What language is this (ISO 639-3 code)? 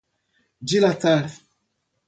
por